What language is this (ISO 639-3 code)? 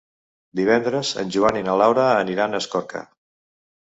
cat